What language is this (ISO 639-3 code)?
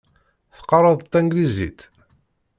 kab